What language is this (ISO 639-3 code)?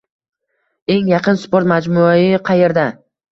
uzb